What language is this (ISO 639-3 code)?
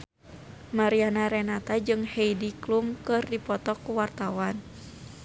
sun